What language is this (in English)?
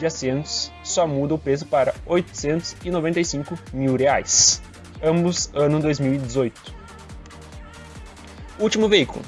Portuguese